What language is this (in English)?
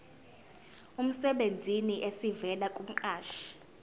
Zulu